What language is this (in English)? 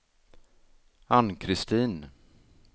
Swedish